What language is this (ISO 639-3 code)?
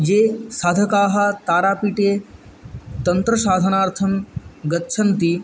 san